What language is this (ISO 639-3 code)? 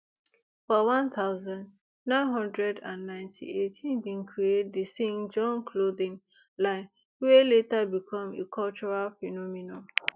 pcm